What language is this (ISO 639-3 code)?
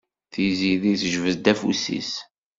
kab